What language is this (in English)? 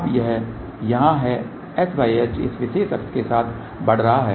Hindi